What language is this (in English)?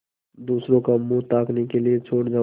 Hindi